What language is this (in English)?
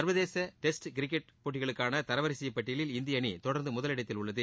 Tamil